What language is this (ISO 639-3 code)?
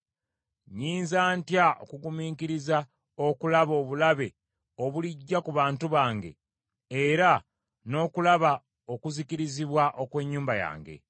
lug